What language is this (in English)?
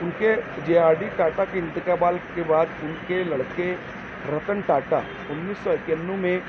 Urdu